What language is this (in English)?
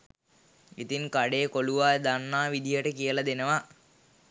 Sinhala